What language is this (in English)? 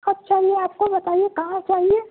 Urdu